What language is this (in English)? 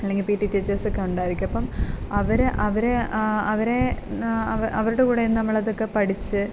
Malayalam